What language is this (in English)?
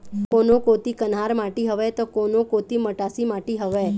Chhattisgarhi